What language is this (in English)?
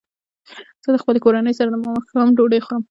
Pashto